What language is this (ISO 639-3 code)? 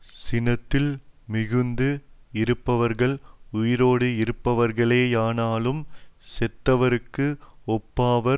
tam